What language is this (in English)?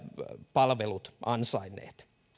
Finnish